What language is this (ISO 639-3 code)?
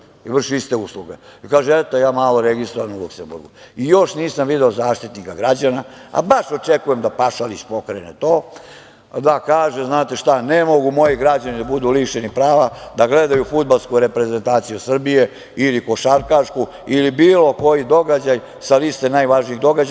srp